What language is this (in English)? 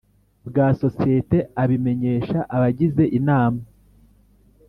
Kinyarwanda